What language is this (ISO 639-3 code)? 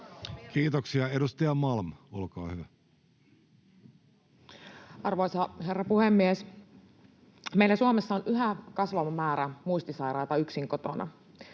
fin